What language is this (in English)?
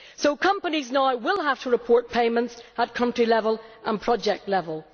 English